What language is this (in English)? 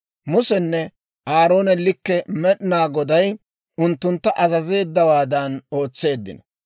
Dawro